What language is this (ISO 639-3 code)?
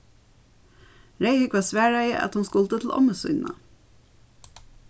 fao